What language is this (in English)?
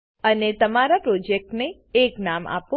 Gujarati